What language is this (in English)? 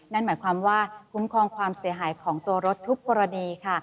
Thai